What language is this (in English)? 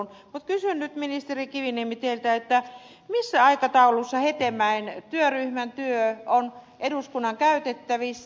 Finnish